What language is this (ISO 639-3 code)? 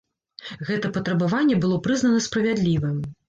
bel